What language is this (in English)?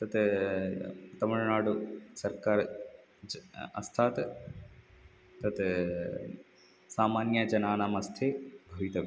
Sanskrit